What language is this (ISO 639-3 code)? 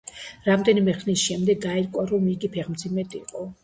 kat